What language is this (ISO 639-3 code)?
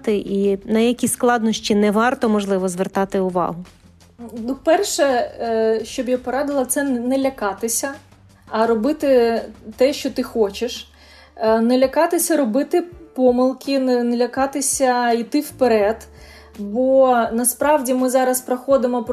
ukr